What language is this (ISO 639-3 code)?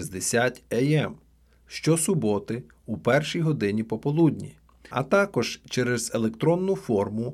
ukr